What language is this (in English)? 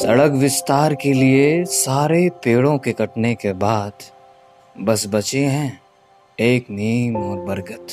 Hindi